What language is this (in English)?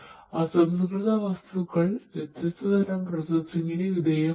Malayalam